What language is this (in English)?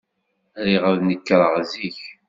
Kabyle